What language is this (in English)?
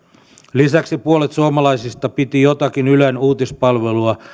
Finnish